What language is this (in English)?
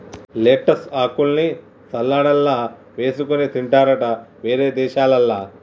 Telugu